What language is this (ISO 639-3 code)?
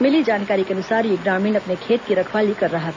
hin